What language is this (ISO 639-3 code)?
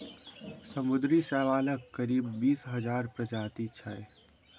mai